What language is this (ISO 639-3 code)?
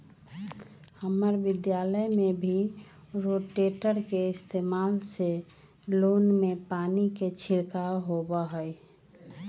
mag